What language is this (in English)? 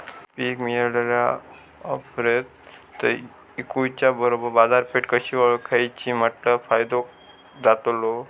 Marathi